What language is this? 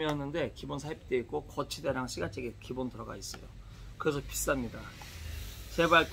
Korean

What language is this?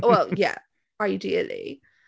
Welsh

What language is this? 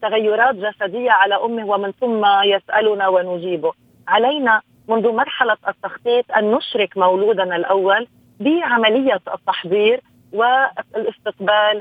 Arabic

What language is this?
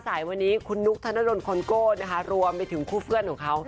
Thai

